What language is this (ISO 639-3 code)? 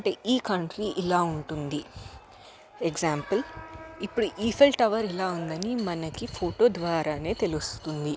tel